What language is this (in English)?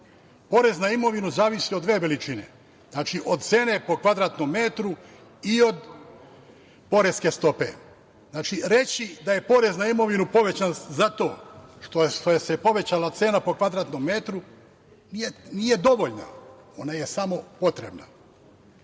Serbian